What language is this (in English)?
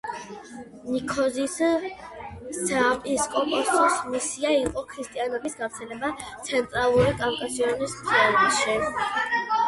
Georgian